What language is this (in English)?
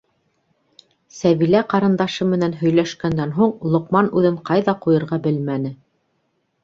Bashkir